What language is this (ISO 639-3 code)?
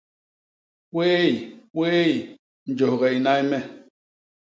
bas